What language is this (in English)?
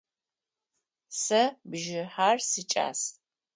Adyghe